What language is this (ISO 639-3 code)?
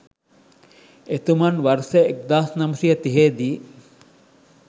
sin